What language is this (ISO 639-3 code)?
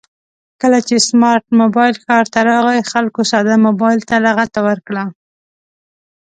pus